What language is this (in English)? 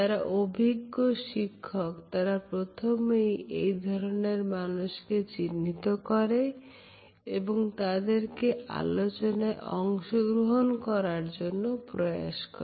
Bangla